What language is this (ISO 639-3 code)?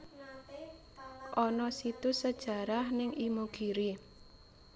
jav